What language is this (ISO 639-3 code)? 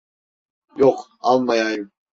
tur